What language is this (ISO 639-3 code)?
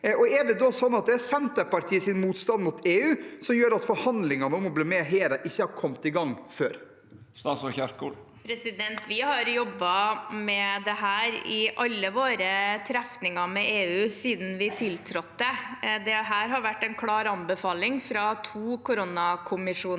nor